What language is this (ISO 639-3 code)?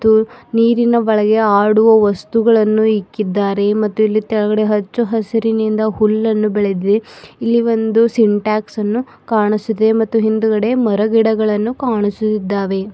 kan